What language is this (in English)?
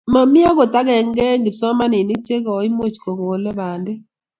Kalenjin